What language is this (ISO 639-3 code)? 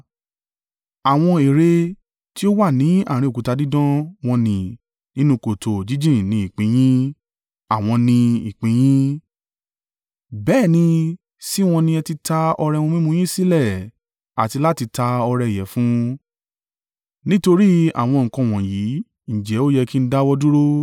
yor